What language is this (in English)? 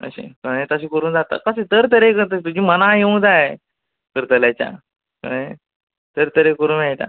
Konkani